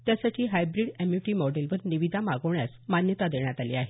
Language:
Marathi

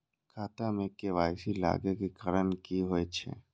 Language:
Maithili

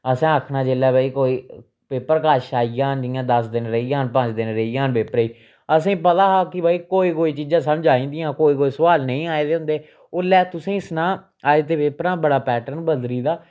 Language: Dogri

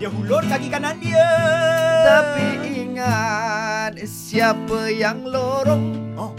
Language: Malay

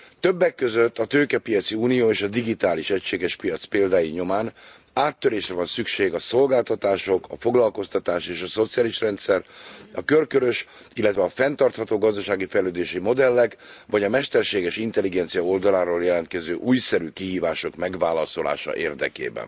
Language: Hungarian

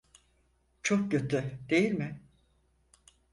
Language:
Turkish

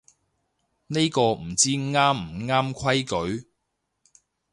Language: Cantonese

